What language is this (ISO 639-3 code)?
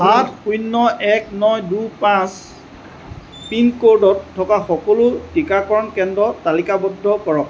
asm